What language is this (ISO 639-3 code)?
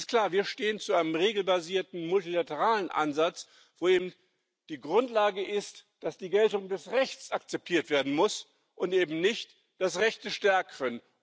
deu